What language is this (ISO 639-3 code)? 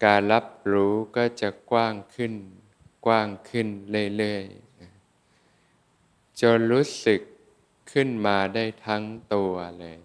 tha